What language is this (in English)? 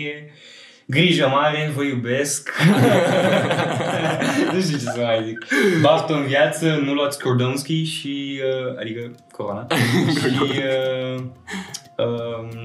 Romanian